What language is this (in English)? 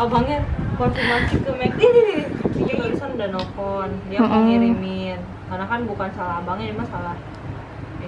Indonesian